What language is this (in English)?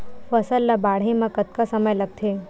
Chhattisgarhi